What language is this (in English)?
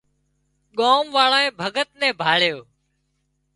Wadiyara Koli